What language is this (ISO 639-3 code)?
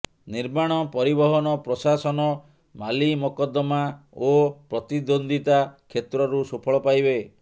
ori